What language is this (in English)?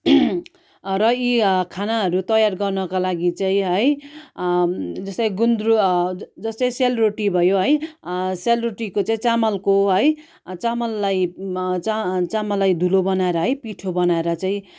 Nepali